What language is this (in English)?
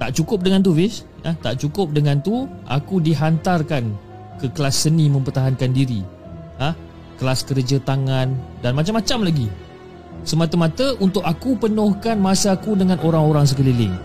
Malay